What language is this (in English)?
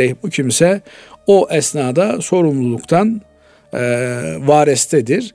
Turkish